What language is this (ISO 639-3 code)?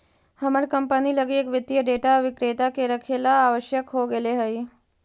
mag